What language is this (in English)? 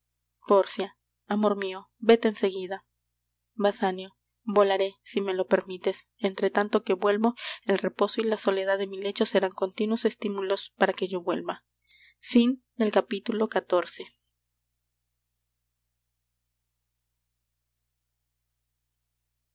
Spanish